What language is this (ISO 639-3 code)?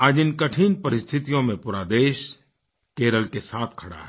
hin